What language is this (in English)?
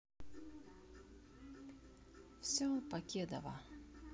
Russian